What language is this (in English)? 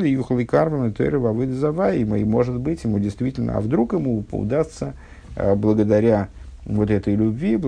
Russian